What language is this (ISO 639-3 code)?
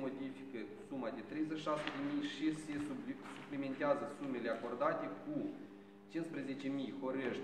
ron